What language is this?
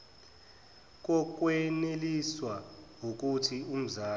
Zulu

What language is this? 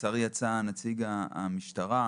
Hebrew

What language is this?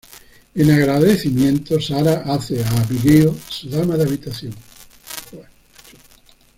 Spanish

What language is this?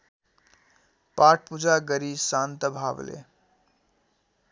Nepali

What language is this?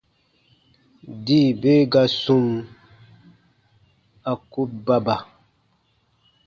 Baatonum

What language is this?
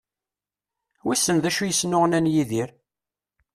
Kabyle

